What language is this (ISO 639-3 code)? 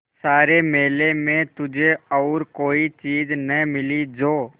hin